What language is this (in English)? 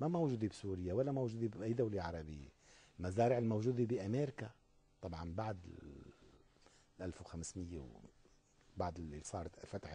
Arabic